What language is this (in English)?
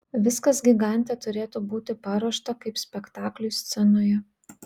Lithuanian